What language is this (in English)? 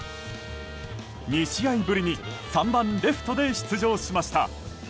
Japanese